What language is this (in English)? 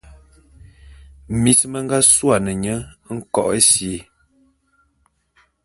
Bulu